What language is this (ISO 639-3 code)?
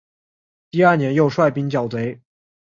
zho